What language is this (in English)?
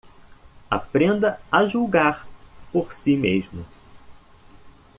Portuguese